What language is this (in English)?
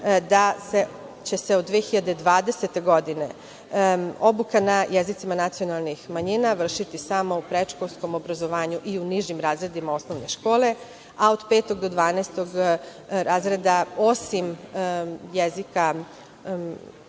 Serbian